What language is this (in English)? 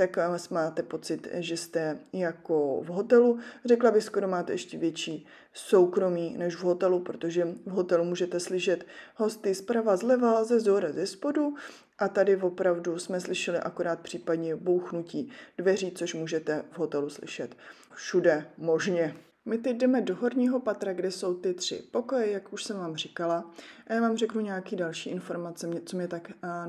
Czech